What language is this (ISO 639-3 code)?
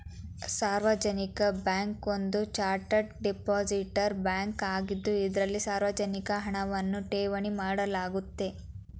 kan